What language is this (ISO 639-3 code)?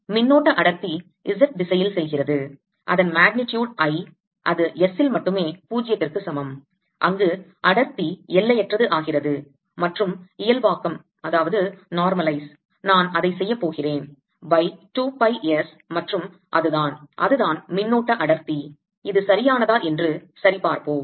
tam